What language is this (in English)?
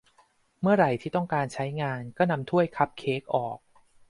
Thai